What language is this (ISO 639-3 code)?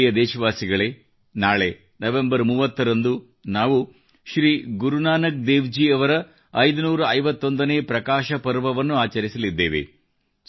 kan